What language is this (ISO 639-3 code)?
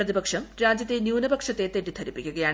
mal